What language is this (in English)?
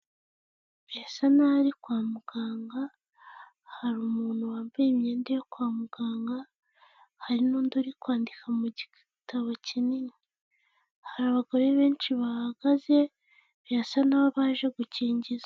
Kinyarwanda